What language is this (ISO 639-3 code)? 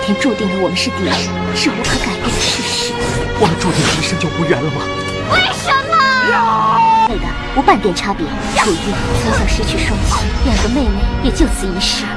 vie